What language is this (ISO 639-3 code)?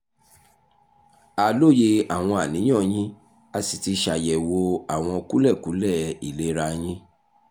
yor